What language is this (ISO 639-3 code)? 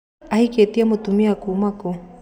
kik